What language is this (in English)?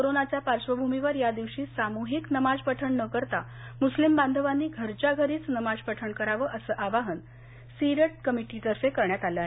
Marathi